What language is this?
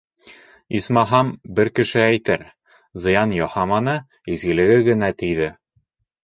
Bashkir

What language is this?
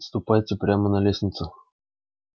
Russian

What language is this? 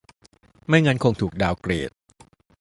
Thai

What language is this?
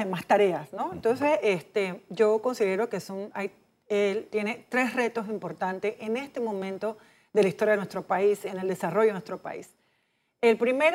Spanish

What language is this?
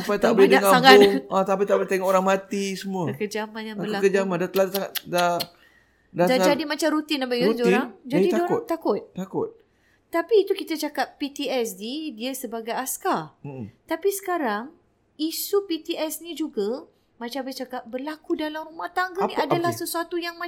Malay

